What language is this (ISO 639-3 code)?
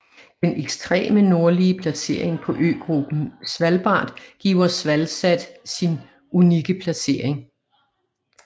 dan